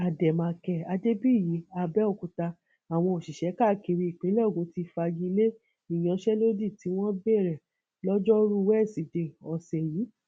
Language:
Yoruba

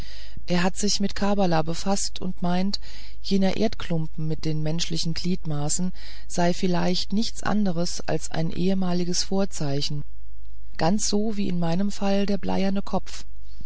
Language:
German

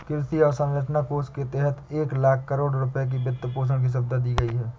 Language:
Hindi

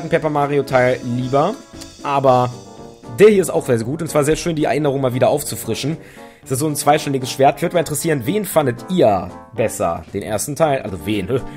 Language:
German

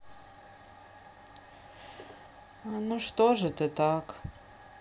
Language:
Russian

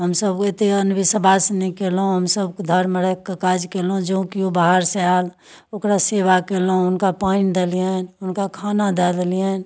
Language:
Maithili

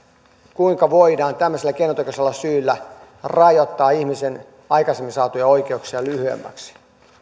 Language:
Finnish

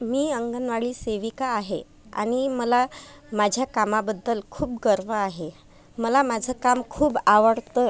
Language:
Marathi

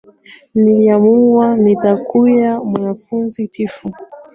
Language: Swahili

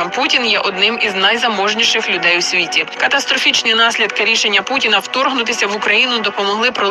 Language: Ukrainian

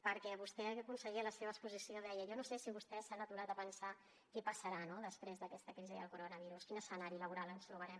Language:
Catalan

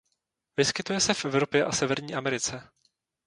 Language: Czech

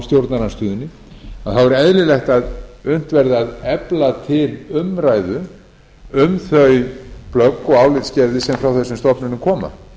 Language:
Icelandic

